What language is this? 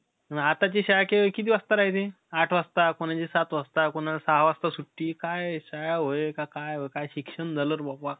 Marathi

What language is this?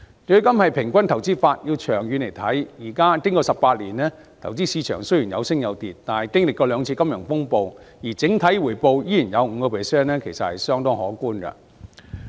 Cantonese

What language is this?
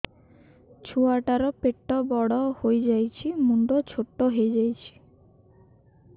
Odia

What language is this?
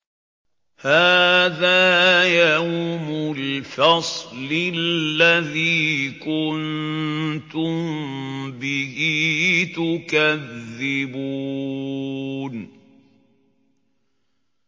Arabic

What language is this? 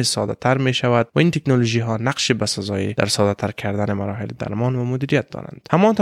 Persian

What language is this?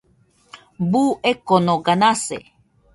Nüpode Huitoto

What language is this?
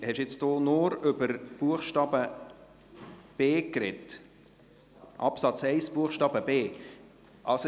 Swiss German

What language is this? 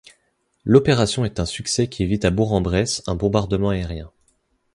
French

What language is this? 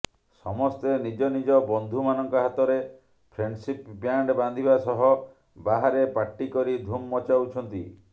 Odia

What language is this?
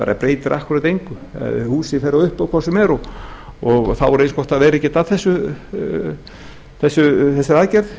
Icelandic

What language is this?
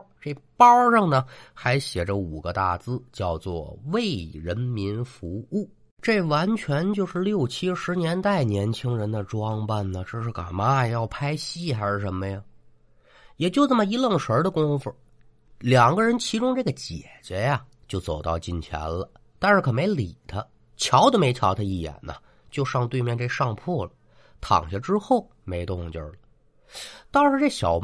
Chinese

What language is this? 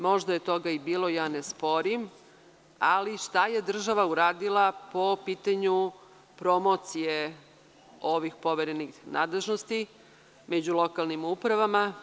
Serbian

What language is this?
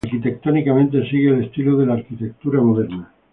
Spanish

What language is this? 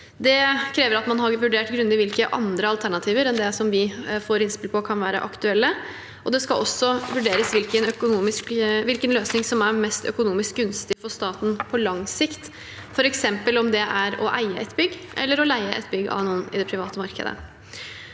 Norwegian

